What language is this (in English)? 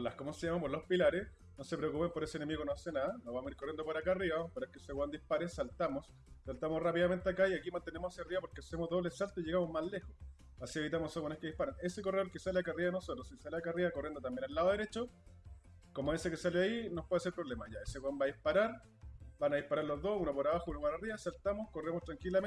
Spanish